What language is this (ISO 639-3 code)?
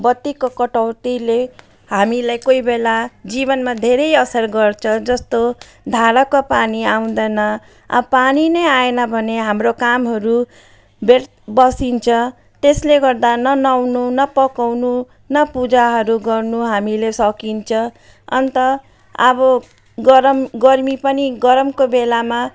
nep